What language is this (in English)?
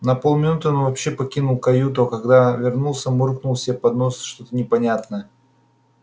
Russian